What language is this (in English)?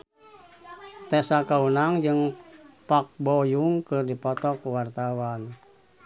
Sundanese